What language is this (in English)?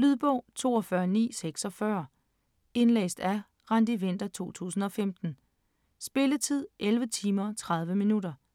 Danish